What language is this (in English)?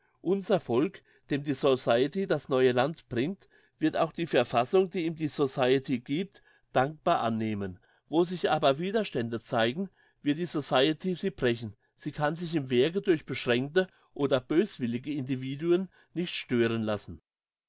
German